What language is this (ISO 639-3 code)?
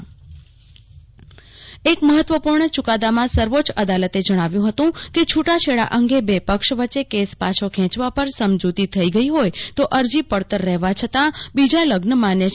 guj